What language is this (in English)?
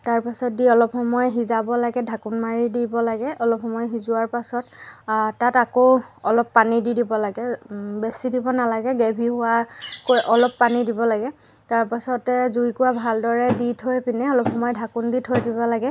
Assamese